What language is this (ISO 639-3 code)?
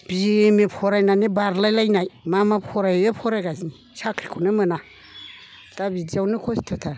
brx